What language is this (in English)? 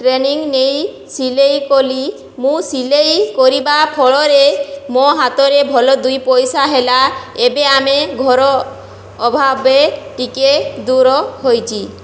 Odia